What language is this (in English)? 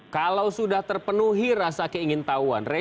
Indonesian